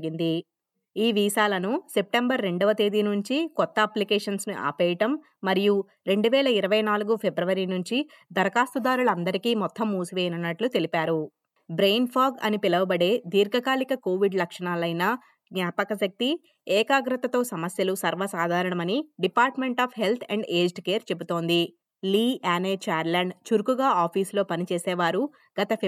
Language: Telugu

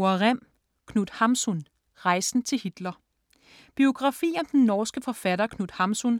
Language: Danish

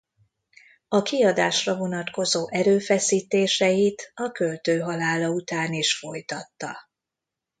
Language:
Hungarian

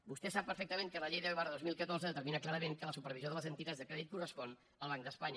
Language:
Catalan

